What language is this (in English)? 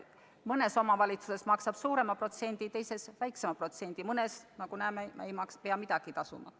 Estonian